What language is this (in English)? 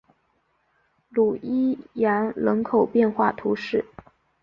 Chinese